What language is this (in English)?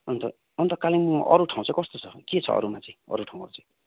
Nepali